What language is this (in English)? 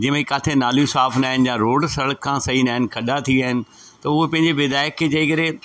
Sindhi